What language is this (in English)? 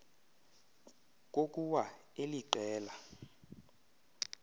Xhosa